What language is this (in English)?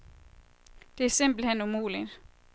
Danish